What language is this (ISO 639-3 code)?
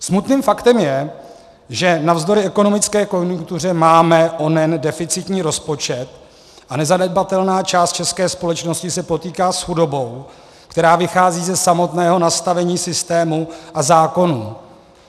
ces